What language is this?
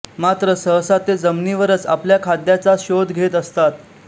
Marathi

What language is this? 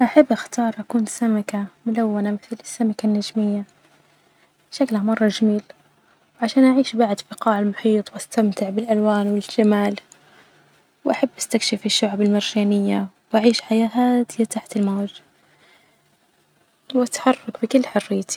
Najdi Arabic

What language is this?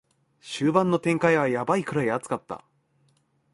Japanese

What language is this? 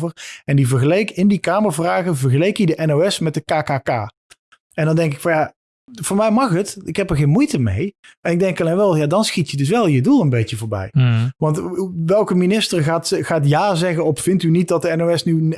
Dutch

